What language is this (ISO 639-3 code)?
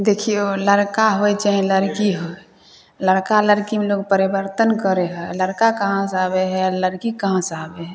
mai